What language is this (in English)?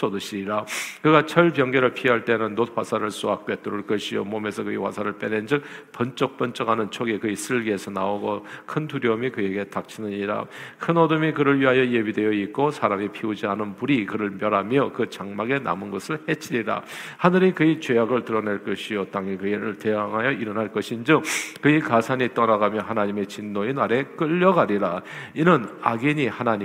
Korean